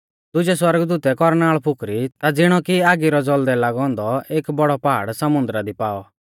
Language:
Mahasu Pahari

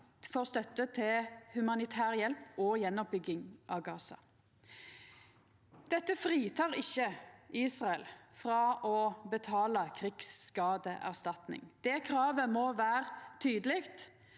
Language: Norwegian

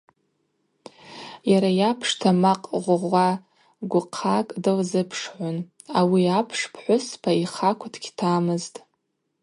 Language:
Abaza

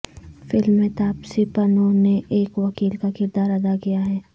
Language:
Urdu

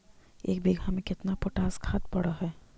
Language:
Magahi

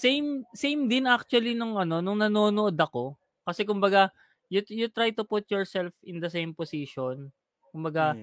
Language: Filipino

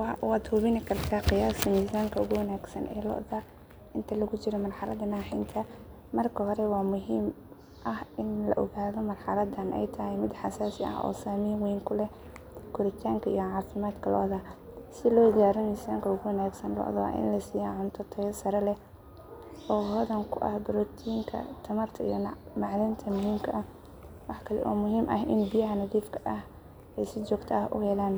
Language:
Somali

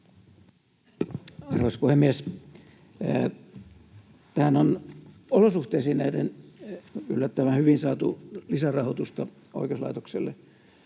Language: Finnish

